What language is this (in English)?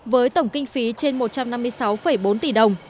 Vietnamese